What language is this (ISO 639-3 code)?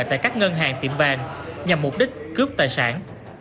vie